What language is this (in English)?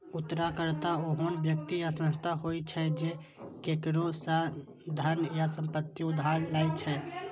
Maithili